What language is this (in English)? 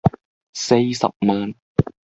Cantonese